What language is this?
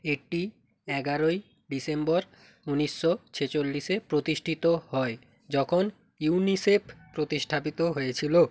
Bangla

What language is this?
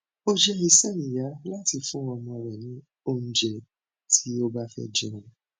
Yoruba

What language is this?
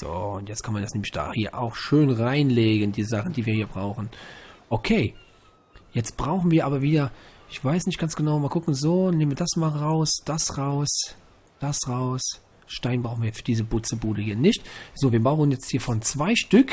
German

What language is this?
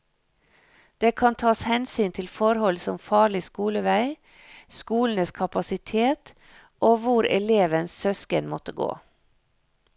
Norwegian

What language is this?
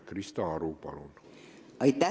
Estonian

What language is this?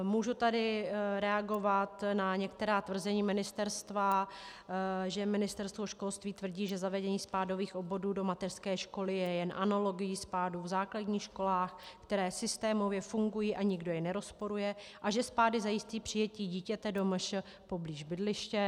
Czech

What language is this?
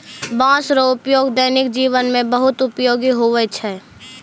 Maithili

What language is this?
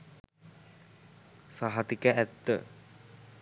Sinhala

